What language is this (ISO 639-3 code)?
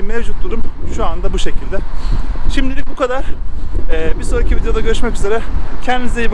tur